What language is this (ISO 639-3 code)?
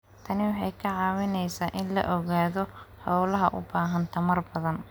som